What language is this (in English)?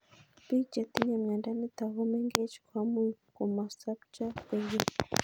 Kalenjin